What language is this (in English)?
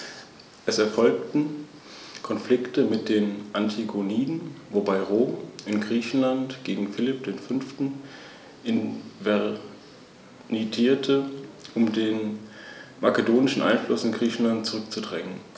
German